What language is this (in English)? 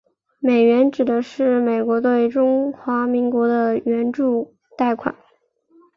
Chinese